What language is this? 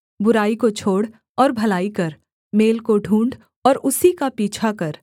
Hindi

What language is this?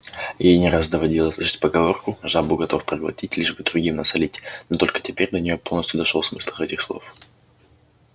Russian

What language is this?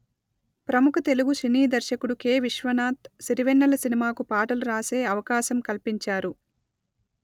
Telugu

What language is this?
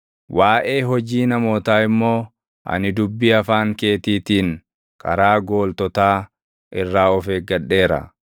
Oromo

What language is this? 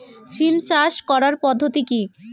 Bangla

